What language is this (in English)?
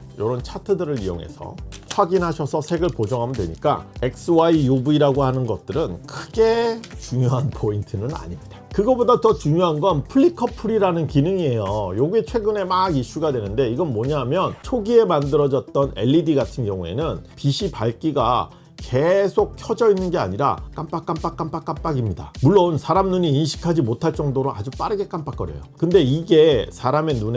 Korean